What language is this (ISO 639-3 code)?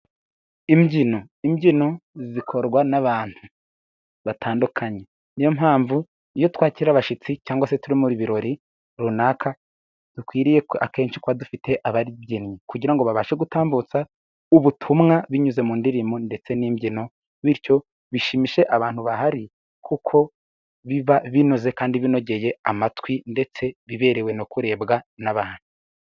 kin